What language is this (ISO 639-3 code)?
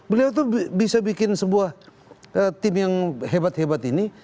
ind